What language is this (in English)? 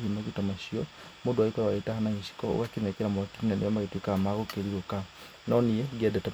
Kikuyu